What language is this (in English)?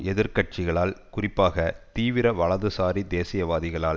Tamil